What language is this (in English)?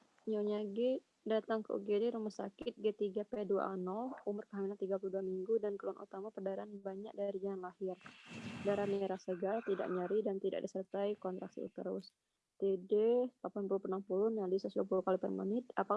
Indonesian